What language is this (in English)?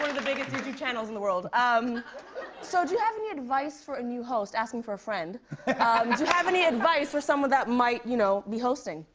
English